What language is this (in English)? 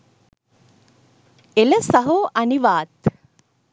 Sinhala